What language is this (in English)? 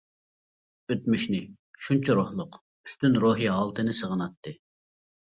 Uyghur